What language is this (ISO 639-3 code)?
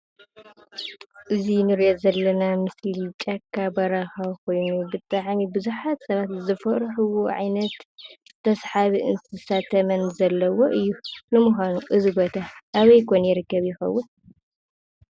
tir